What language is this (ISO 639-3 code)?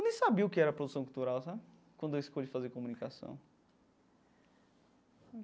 por